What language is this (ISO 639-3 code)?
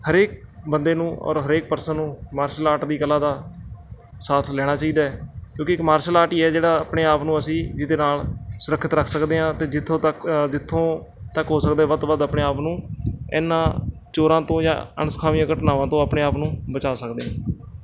pan